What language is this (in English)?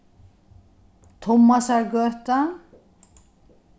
Faroese